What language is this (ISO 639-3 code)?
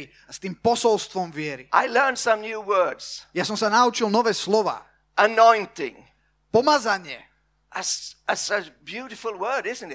slk